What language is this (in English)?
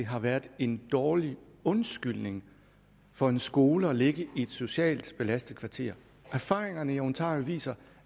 Danish